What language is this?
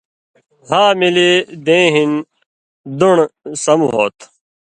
Indus Kohistani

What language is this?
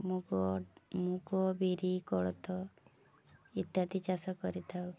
Odia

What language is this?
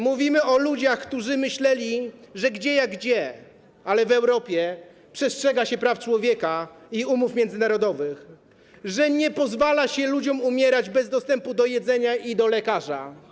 Polish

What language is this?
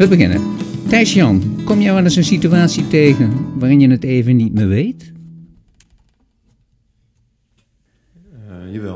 Dutch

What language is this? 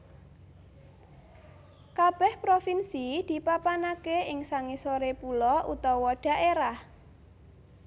Javanese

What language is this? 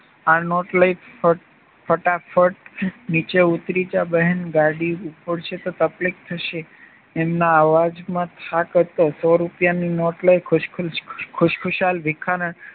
Gujarati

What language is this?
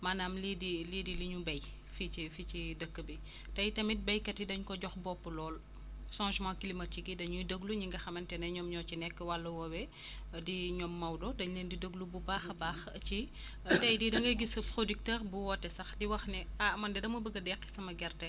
Wolof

